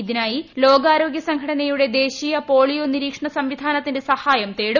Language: Malayalam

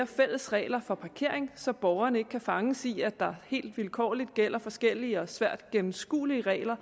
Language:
Danish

